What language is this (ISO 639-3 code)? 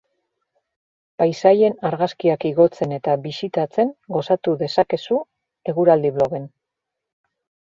eus